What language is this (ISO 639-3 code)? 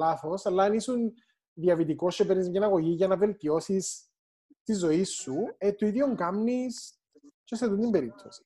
ell